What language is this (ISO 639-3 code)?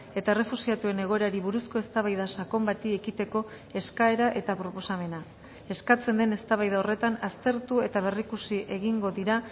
eus